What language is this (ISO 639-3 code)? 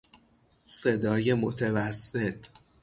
fas